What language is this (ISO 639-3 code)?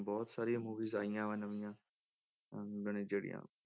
pan